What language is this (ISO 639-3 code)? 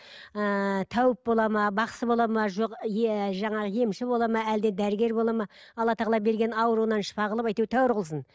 kaz